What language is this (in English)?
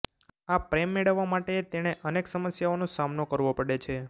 Gujarati